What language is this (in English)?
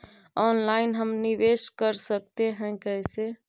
Magahi